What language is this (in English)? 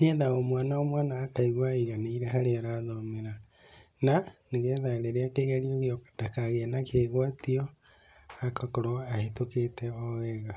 Kikuyu